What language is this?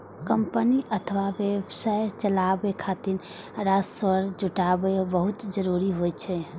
Maithili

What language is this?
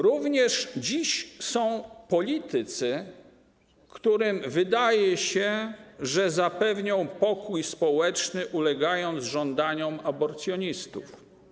Polish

